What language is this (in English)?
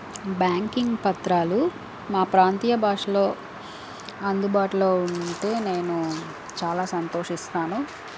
Telugu